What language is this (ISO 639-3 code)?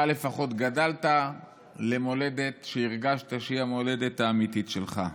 heb